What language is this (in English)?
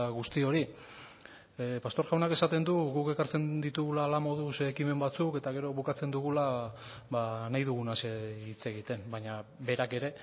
Basque